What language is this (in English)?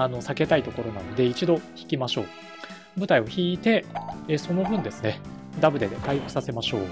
Japanese